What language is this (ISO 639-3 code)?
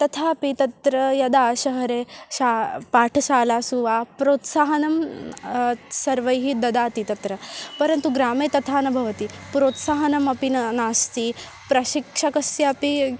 san